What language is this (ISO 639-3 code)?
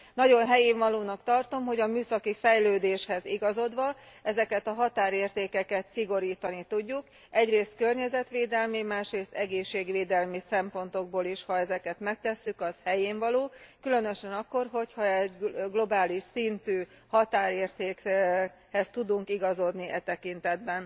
hun